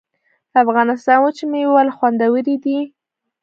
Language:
Pashto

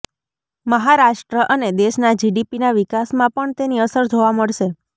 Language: Gujarati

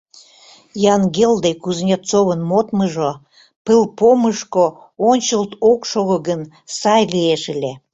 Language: Mari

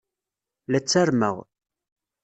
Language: Kabyle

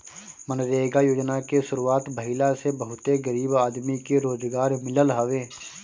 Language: Bhojpuri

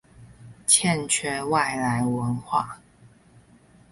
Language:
Chinese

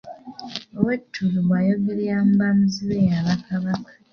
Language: Ganda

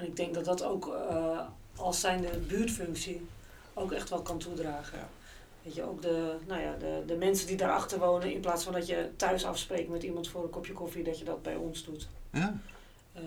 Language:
Dutch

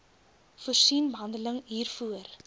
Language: Afrikaans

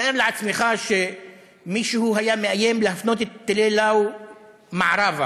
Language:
Hebrew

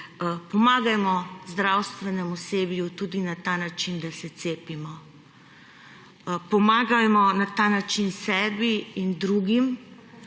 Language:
Slovenian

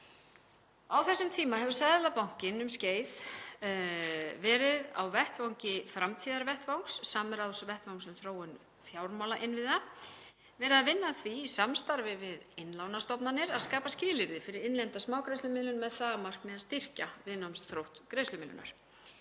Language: Icelandic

